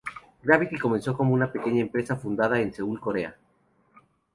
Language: Spanish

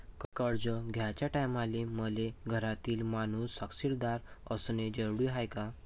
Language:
Marathi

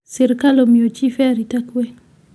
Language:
Luo (Kenya and Tanzania)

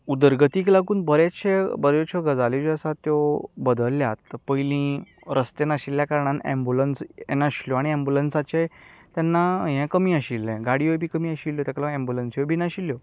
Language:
Konkani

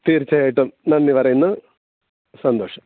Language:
Malayalam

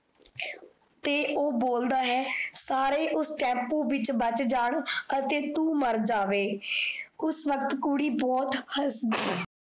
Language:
Punjabi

